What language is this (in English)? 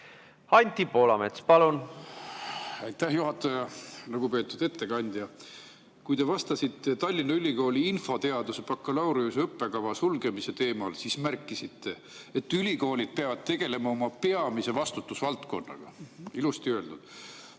Estonian